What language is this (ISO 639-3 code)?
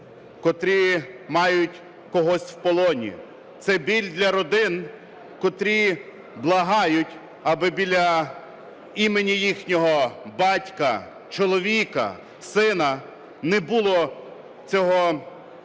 ukr